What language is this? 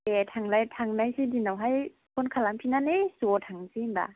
Bodo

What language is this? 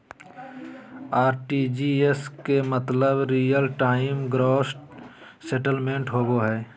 Magahi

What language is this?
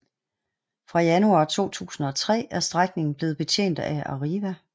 Danish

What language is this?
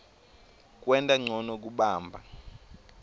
Swati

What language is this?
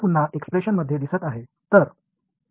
Tamil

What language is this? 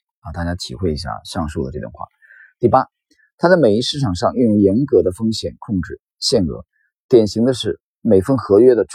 Chinese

